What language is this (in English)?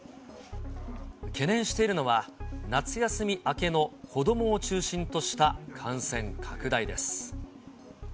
Japanese